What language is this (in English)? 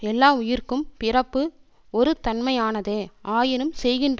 Tamil